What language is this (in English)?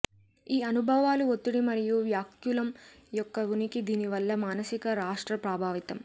Telugu